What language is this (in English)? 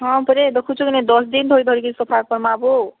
Odia